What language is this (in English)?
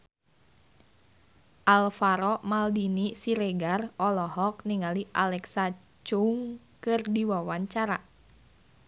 Sundanese